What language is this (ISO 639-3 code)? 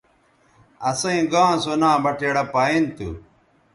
btv